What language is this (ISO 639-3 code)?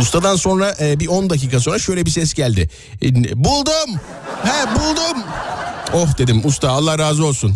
tur